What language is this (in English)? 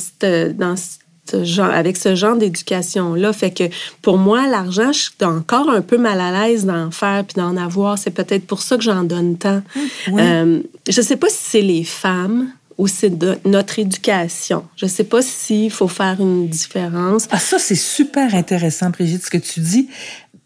French